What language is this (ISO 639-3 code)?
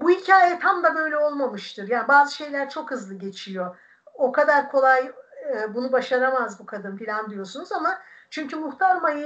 tur